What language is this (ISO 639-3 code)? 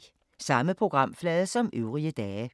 dan